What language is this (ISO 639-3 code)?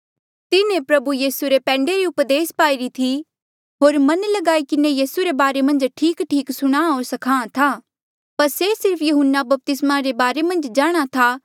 mjl